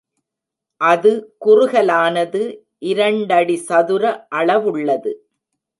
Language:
Tamil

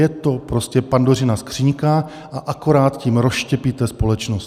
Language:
Czech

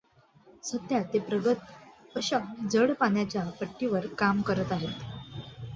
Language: Marathi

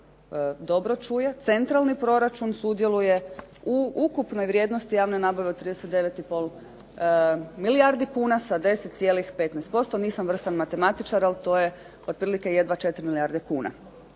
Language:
Croatian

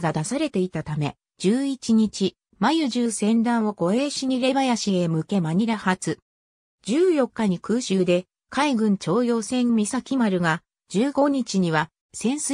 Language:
Japanese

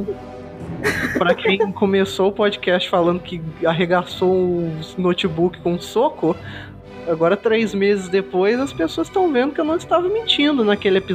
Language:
Portuguese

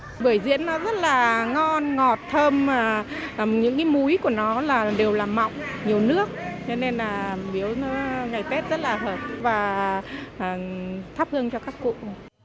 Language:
Vietnamese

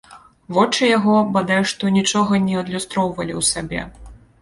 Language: Belarusian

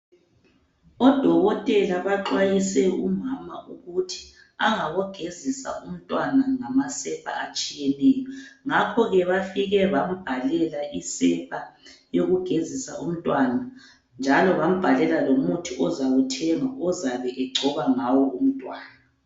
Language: North Ndebele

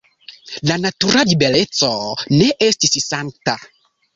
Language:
Esperanto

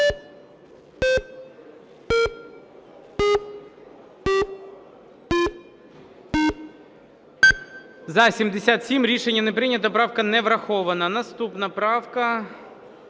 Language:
Ukrainian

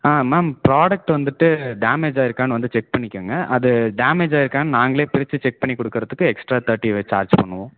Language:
Tamil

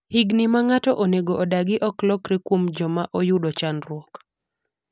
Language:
Luo (Kenya and Tanzania)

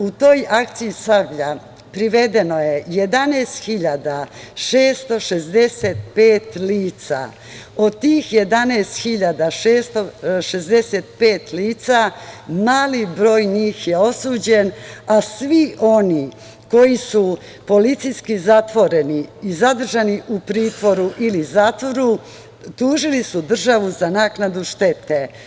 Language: Serbian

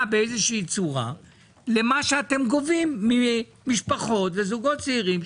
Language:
Hebrew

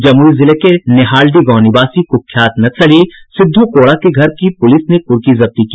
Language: Hindi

